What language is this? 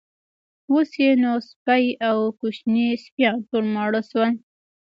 Pashto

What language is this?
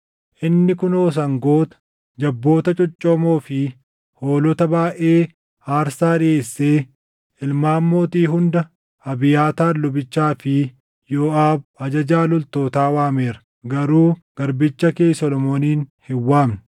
Oromo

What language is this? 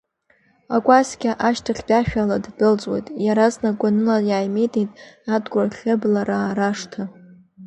Abkhazian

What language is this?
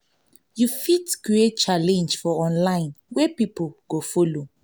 Nigerian Pidgin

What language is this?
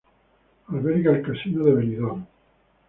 Spanish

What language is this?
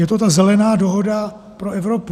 Czech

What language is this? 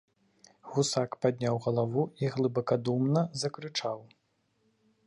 Belarusian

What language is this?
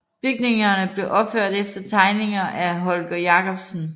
Danish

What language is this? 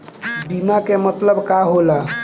Bhojpuri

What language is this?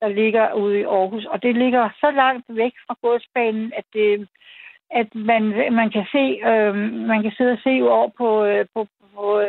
Danish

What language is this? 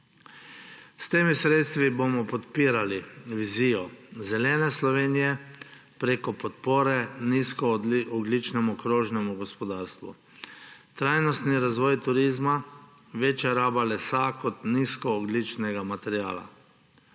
Slovenian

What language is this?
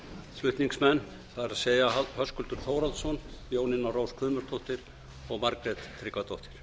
Icelandic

